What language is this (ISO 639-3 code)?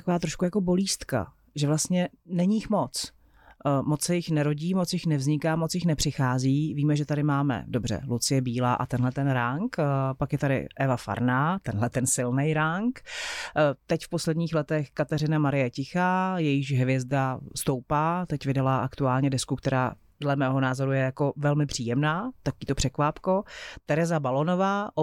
ces